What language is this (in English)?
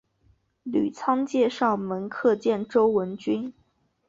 Chinese